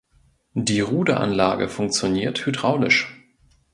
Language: German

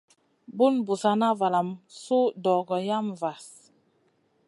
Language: Masana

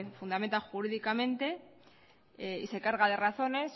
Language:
Spanish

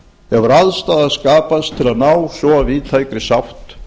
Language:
Icelandic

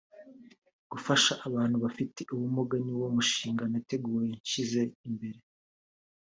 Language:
Kinyarwanda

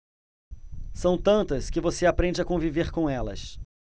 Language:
Portuguese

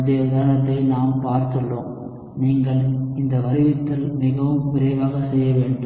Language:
Tamil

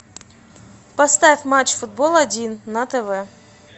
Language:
Russian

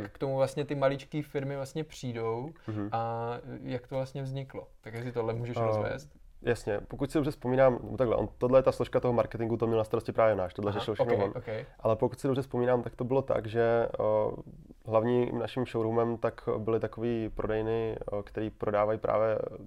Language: Czech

